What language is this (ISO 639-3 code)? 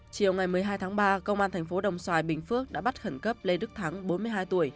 vie